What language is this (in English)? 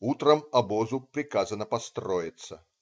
Russian